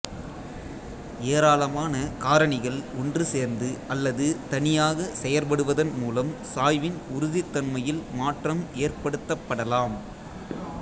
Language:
Tamil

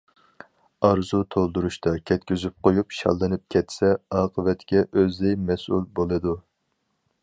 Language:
Uyghur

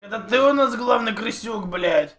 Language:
Russian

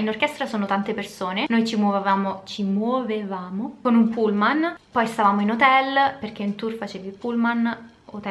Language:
Italian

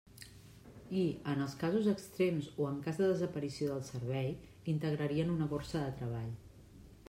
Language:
Catalan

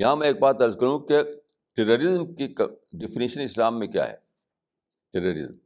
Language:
Urdu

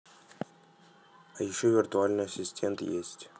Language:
Russian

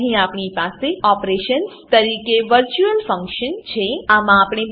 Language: Gujarati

